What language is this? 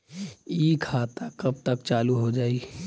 Bhojpuri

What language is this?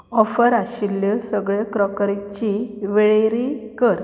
Konkani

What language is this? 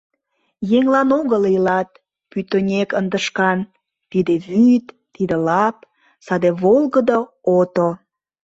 Mari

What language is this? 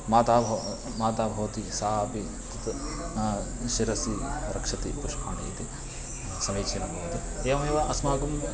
Sanskrit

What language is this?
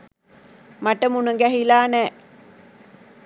Sinhala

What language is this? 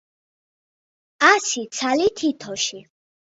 Georgian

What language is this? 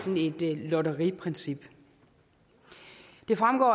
Danish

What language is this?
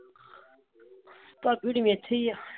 Punjabi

